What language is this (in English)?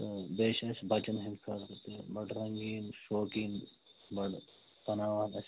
Kashmiri